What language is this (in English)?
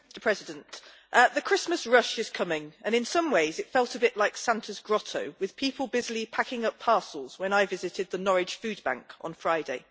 English